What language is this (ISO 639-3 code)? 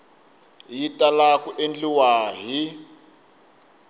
tso